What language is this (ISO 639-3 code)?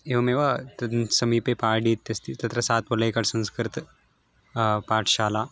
san